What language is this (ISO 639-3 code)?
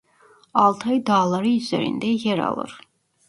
tur